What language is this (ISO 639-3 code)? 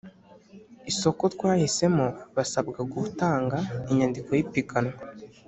kin